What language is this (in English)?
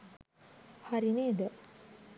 Sinhala